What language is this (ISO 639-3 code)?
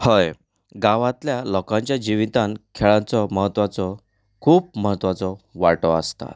kok